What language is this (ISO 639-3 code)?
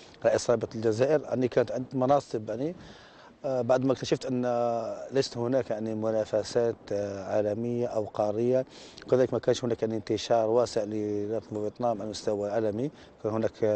ara